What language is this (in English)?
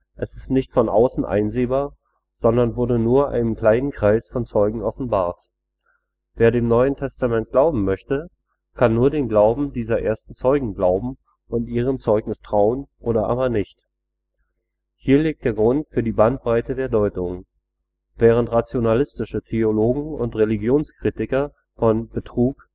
German